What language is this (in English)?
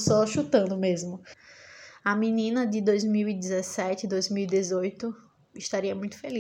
Portuguese